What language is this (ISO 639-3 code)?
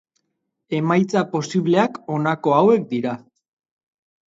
eus